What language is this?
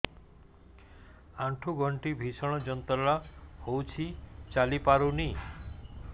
Odia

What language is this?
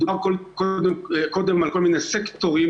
Hebrew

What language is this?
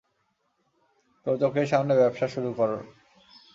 Bangla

